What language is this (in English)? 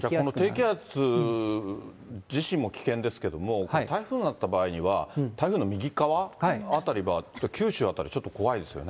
Japanese